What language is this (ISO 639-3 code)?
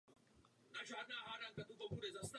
ces